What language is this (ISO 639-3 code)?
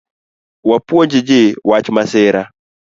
luo